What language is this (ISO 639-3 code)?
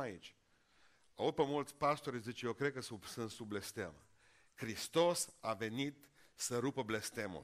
ron